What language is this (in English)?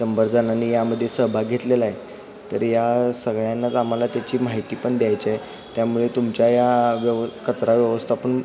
Marathi